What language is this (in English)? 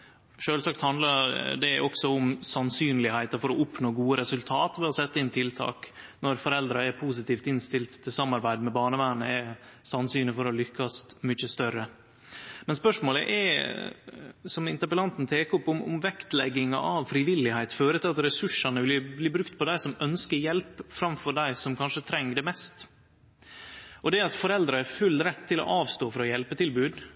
Norwegian Nynorsk